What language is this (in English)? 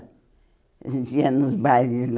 Portuguese